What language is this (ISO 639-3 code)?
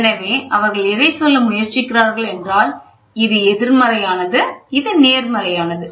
tam